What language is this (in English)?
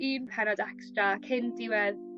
Welsh